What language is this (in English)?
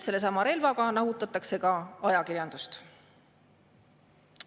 Estonian